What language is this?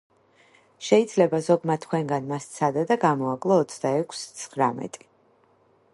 Georgian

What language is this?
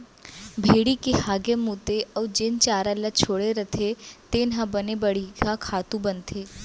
Chhattisgarhi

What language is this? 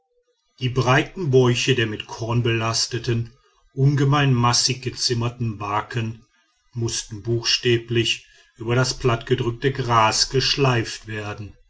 German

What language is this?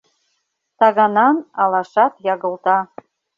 Mari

